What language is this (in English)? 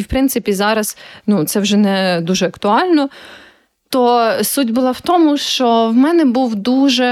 Ukrainian